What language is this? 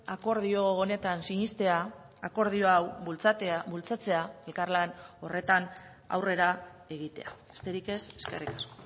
Basque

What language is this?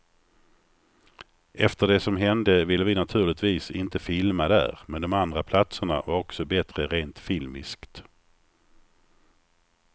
Swedish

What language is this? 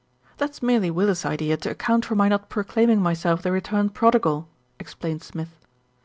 English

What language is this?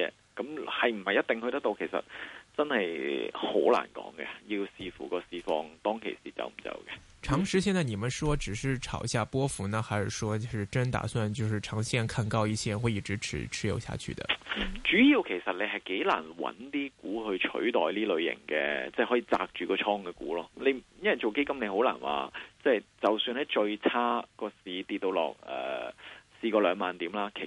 Chinese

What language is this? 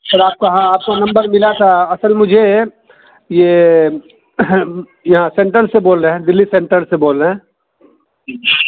Urdu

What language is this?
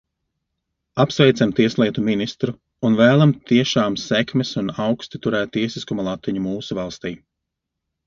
Latvian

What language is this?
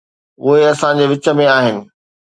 Sindhi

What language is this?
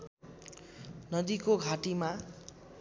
Nepali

